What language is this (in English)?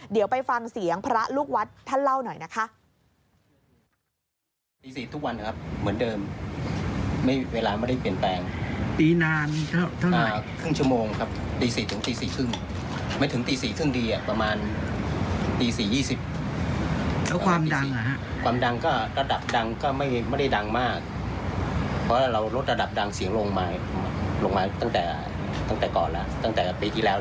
Thai